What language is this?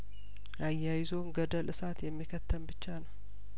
Amharic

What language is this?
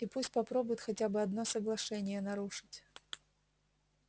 Russian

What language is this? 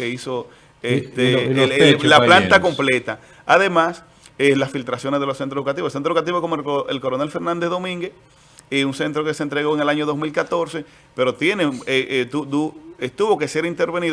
Spanish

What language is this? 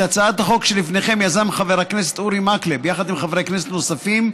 Hebrew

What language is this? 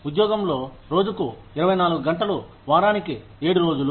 Telugu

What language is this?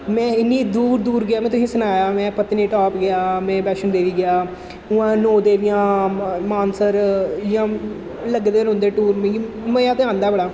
Dogri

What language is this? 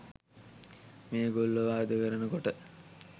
Sinhala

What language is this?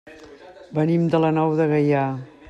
Catalan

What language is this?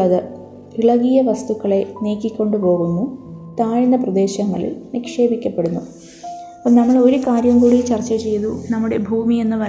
Malayalam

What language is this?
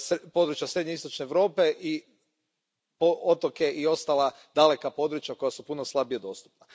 Croatian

